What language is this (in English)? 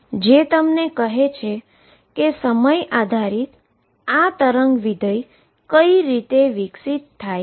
Gujarati